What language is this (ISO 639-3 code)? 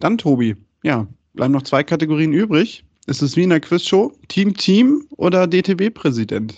deu